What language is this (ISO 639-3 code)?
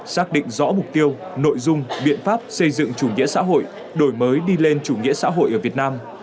vie